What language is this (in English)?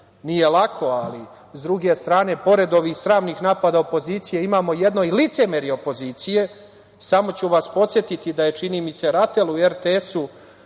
Serbian